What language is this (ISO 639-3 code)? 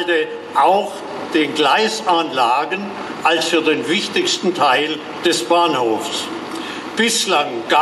deu